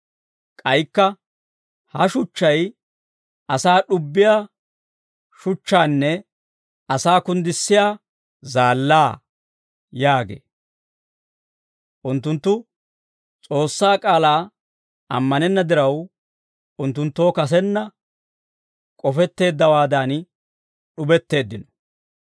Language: Dawro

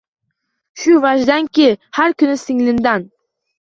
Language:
Uzbek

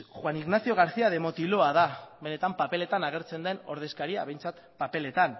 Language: Basque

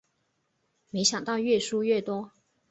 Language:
Chinese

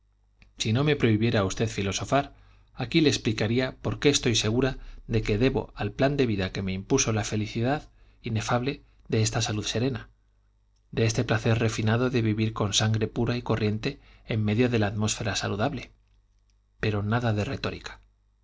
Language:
Spanish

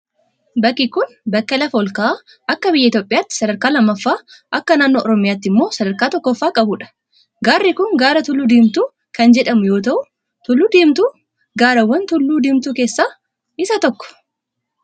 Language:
Oromo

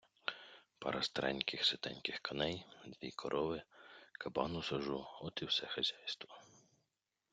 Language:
Ukrainian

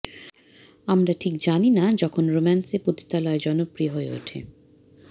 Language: Bangla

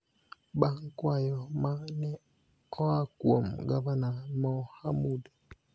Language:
Luo (Kenya and Tanzania)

